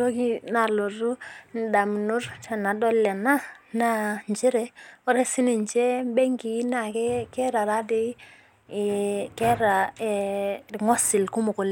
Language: Masai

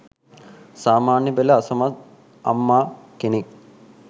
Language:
Sinhala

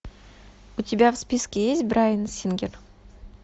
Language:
Russian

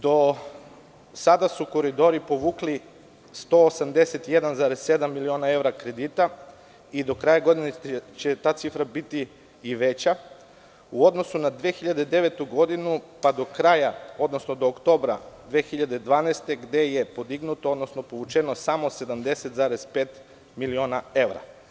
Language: Serbian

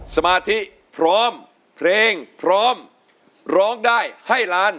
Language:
Thai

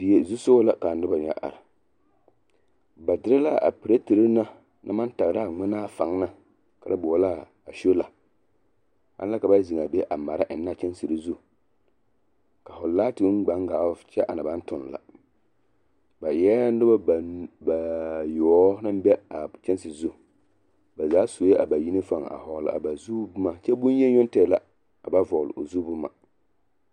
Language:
Southern Dagaare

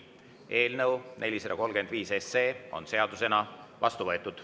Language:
Estonian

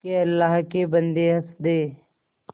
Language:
Hindi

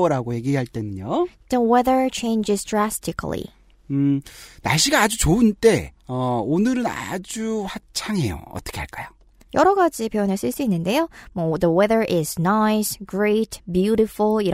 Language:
Korean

